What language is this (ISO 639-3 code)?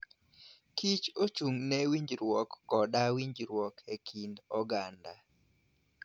luo